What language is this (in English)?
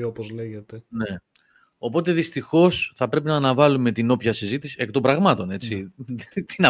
Greek